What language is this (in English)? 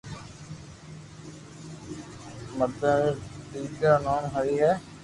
Loarki